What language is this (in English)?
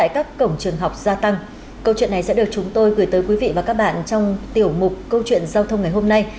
Vietnamese